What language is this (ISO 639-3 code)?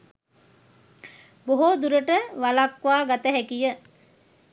sin